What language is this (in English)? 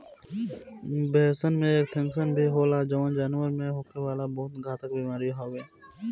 Bhojpuri